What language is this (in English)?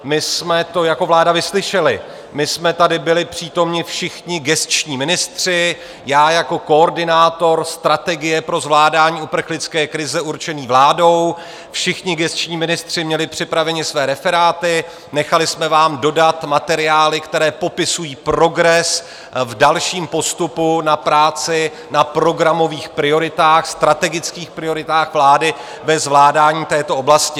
Czech